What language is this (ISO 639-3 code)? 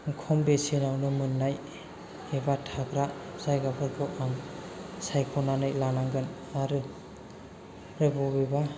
brx